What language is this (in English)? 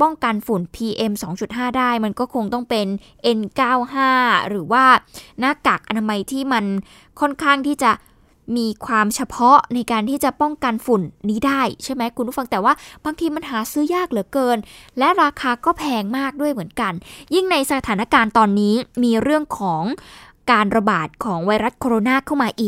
Thai